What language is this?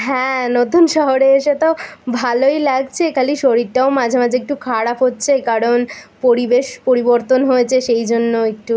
Bangla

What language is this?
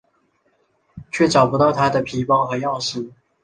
Chinese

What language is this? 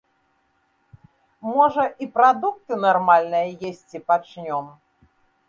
Belarusian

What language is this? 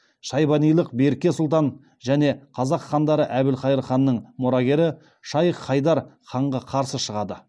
Kazakh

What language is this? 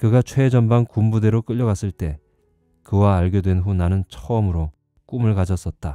Korean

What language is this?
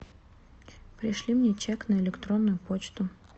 Russian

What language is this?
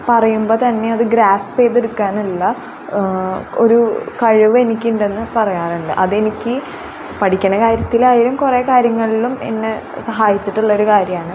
Malayalam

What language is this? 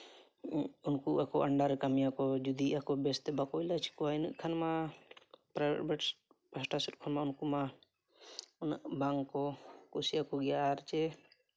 Santali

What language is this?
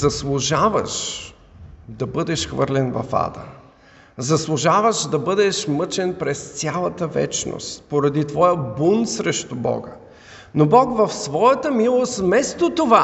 Bulgarian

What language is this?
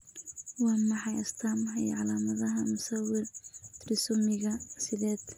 Somali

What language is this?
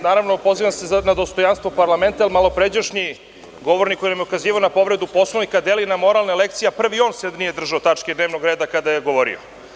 Serbian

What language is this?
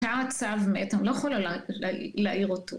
Hebrew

